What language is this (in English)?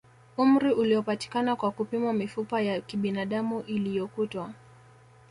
Swahili